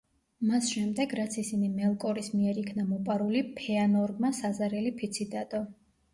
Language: Georgian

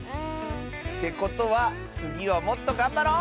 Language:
Japanese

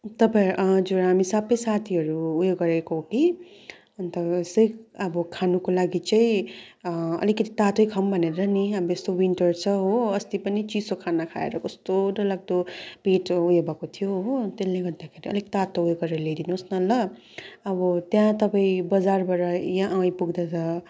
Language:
Nepali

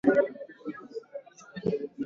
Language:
Swahili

